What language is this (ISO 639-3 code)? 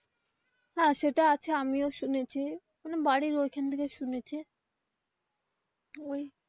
ben